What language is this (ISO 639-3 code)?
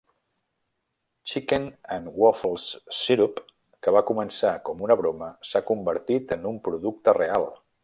cat